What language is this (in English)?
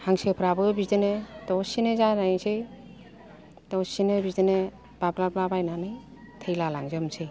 Bodo